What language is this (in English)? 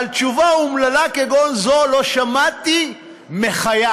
Hebrew